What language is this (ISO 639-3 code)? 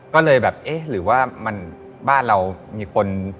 tha